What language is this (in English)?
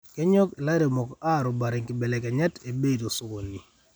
Masai